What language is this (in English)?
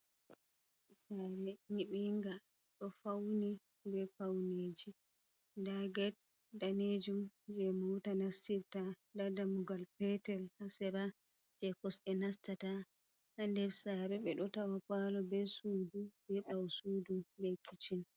Fula